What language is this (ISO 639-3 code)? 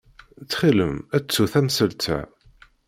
kab